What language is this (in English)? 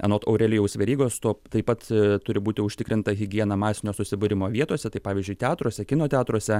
Lithuanian